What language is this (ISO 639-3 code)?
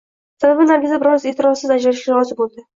uzb